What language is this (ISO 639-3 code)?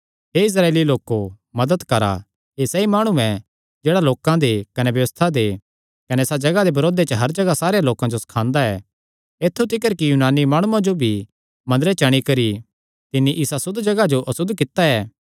xnr